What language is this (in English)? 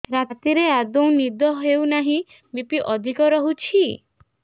Odia